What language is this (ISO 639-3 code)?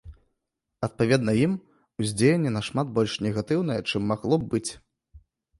bel